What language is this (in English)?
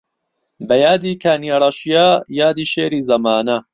Central Kurdish